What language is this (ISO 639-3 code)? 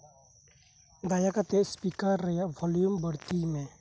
sat